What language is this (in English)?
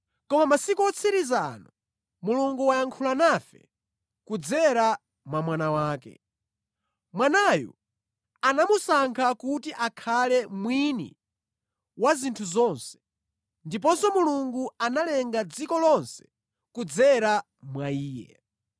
Nyanja